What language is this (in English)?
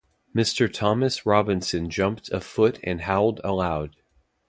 English